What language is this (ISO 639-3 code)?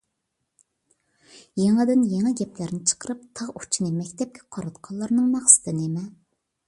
uig